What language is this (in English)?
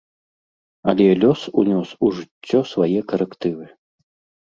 Belarusian